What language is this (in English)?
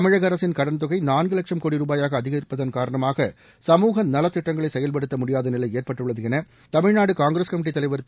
Tamil